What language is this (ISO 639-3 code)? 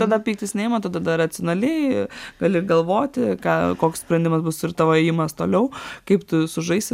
lit